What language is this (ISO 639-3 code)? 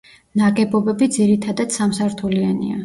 kat